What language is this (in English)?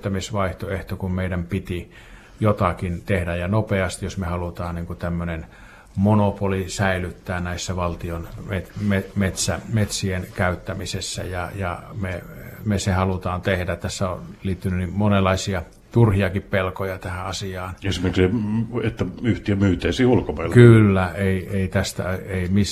Finnish